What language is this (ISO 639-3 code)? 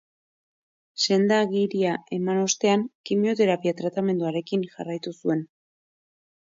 eus